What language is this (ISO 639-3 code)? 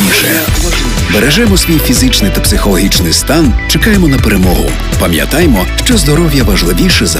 ukr